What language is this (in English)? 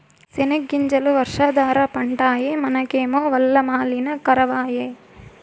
Telugu